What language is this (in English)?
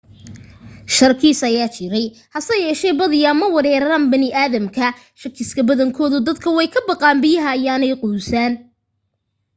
Somali